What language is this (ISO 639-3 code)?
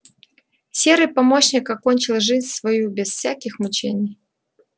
rus